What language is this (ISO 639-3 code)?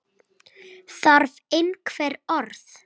isl